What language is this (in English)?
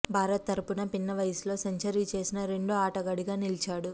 Telugu